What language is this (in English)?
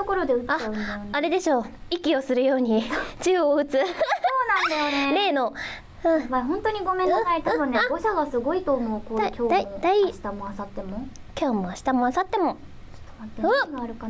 Japanese